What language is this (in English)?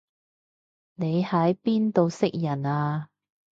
Cantonese